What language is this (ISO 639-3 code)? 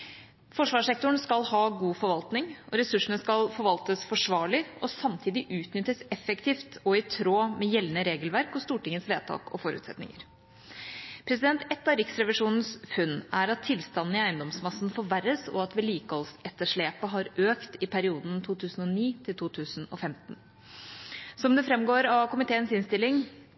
nob